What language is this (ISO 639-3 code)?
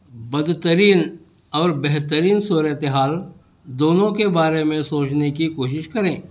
urd